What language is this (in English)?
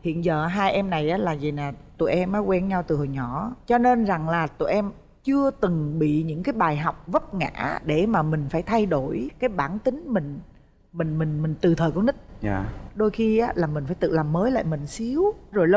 Vietnamese